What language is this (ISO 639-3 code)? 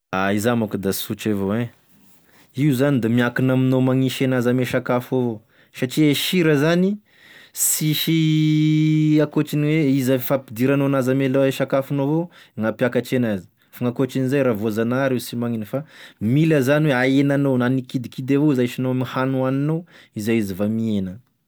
tkg